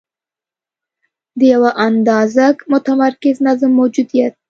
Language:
Pashto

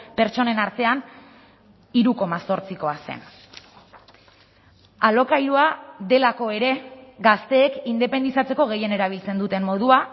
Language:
Basque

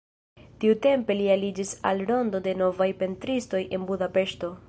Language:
Esperanto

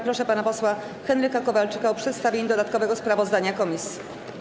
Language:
Polish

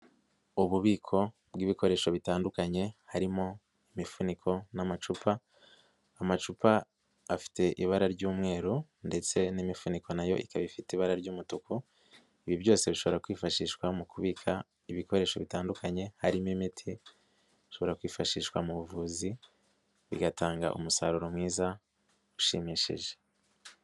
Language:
Kinyarwanda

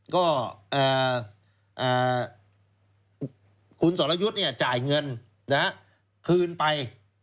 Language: Thai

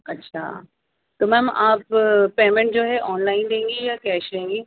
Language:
Urdu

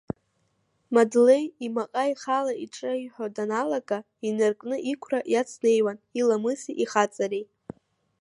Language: Abkhazian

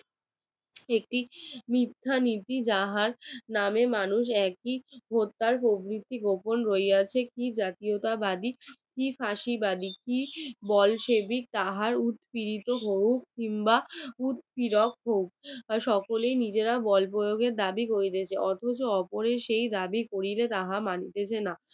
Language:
Bangla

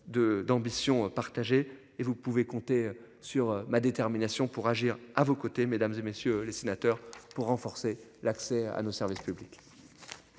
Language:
French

